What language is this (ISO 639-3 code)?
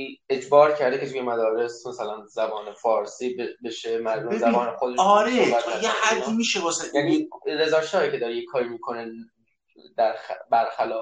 fas